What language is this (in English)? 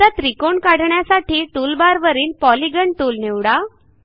Marathi